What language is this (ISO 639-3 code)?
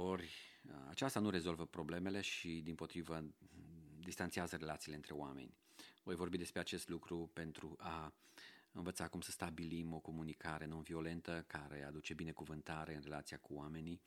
ron